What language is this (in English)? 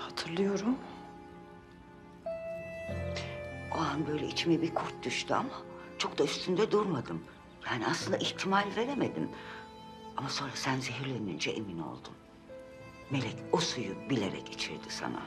Turkish